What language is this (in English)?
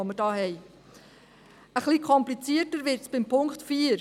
Swiss German